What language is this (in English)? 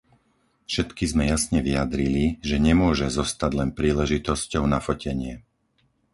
Slovak